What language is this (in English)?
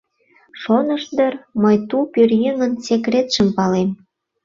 Mari